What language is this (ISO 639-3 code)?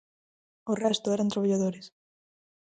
glg